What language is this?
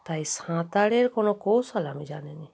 Bangla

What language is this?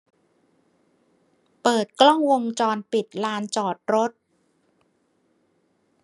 Thai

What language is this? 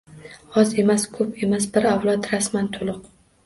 Uzbek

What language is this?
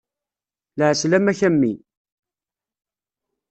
Kabyle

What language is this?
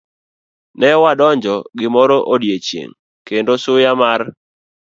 Luo (Kenya and Tanzania)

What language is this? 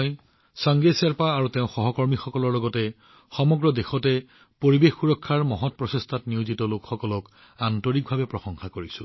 Assamese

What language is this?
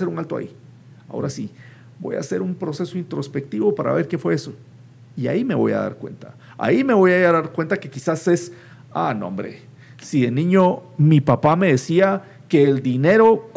Spanish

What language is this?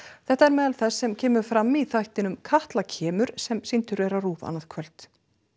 Icelandic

